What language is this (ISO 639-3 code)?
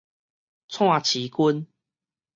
nan